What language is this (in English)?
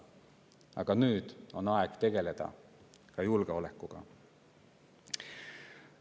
Estonian